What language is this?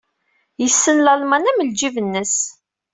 Kabyle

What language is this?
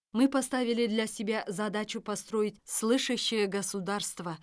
Kazakh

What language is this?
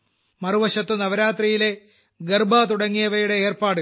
Malayalam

